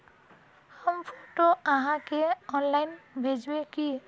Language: Magahi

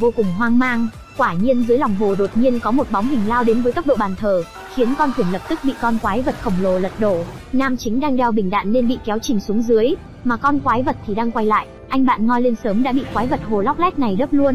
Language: Vietnamese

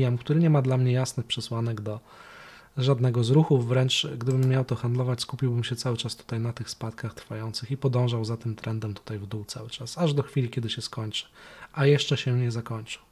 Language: Polish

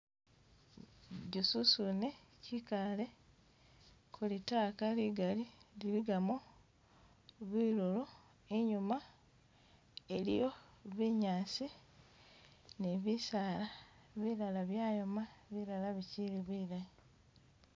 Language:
Masaaba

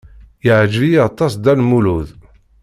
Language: Kabyle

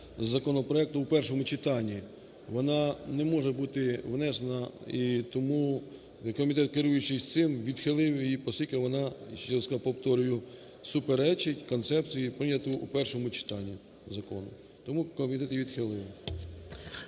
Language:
Ukrainian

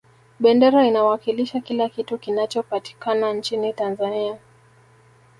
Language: Swahili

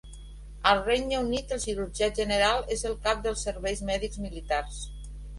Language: Catalan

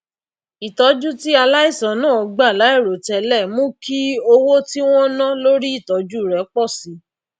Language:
Yoruba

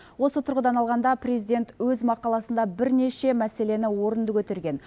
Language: Kazakh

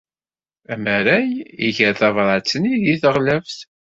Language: Kabyle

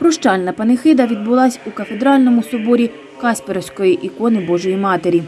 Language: Ukrainian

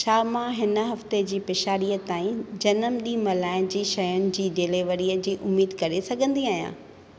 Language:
Sindhi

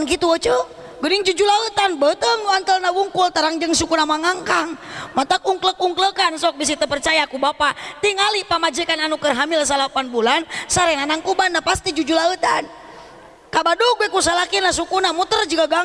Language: Indonesian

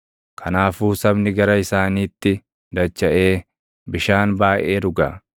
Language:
Oromo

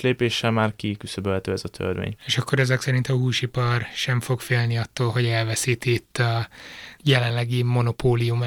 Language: Hungarian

